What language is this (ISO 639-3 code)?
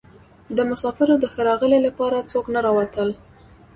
pus